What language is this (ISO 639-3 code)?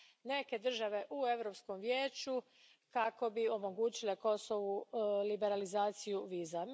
hrv